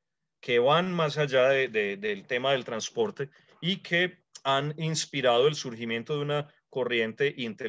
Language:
Spanish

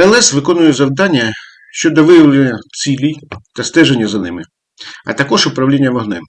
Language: Ukrainian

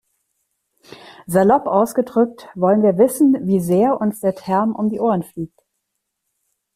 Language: German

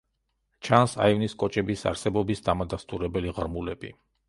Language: Georgian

